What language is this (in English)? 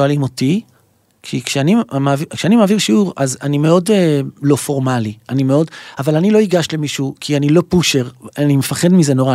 Hebrew